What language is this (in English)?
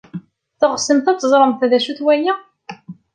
Kabyle